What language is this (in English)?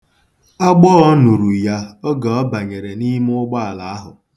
Igbo